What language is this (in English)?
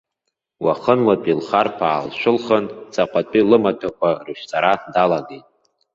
Abkhazian